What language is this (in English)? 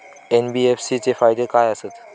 Marathi